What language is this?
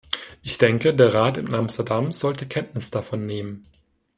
German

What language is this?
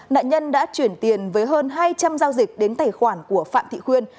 Vietnamese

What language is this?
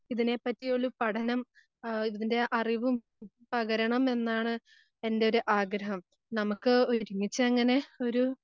Malayalam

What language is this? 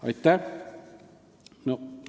Estonian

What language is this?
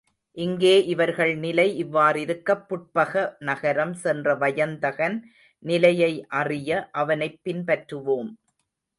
Tamil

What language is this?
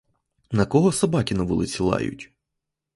Ukrainian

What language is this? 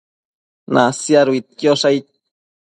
Matsés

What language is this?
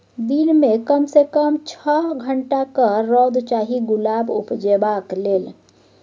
Maithili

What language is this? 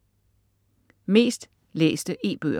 Danish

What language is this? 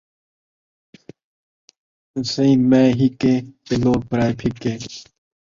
Saraiki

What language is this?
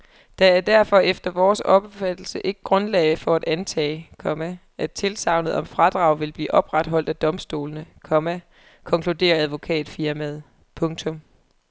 Danish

